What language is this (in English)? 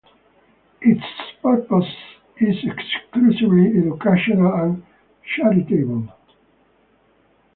English